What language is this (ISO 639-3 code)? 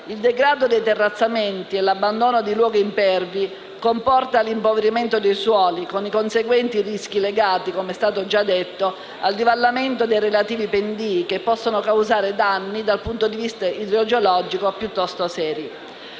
ita